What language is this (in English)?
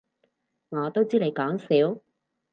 Cantonese